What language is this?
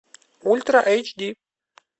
Russian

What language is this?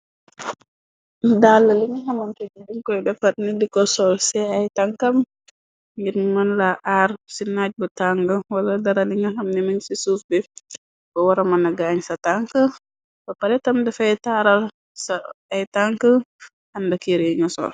Wolof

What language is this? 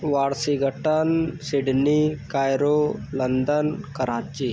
Hindi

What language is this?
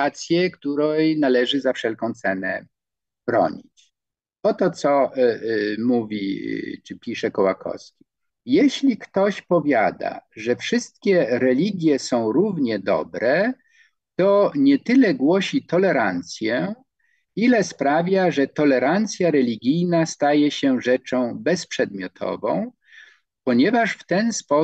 Polish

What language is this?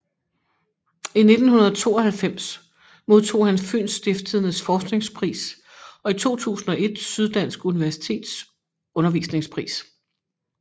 Danish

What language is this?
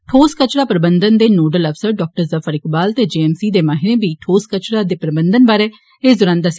Dogri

